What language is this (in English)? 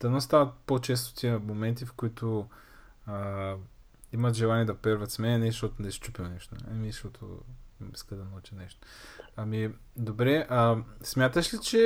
Bulgarian